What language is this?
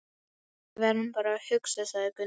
Icelandic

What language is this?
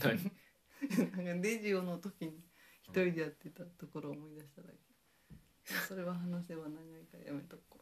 Japanese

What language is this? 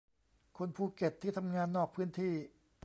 Thai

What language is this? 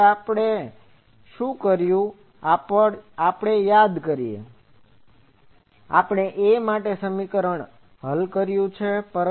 Gujarati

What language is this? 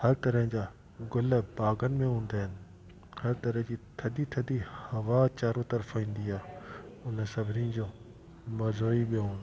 Sindhi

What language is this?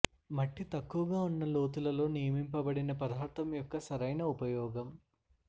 Telugu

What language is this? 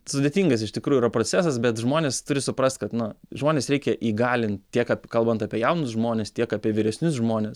Lithuanian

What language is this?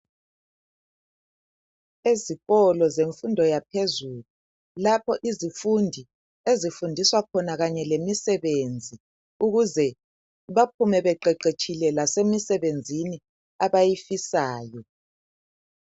North Ndebele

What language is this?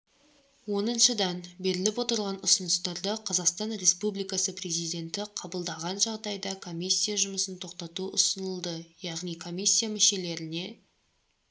Kazakh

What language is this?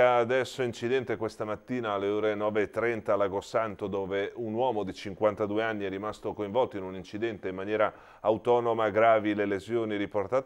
Italian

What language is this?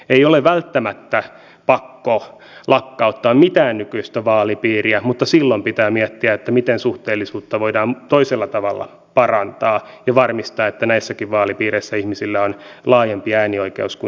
Finnish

